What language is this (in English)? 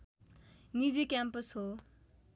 Nepali